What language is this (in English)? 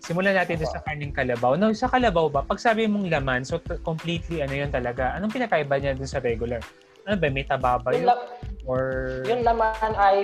Filipino